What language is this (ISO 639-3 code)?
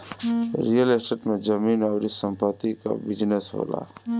bho